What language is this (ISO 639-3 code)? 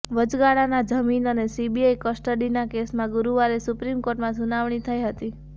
guj